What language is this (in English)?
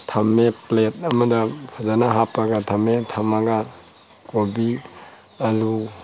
Manipuri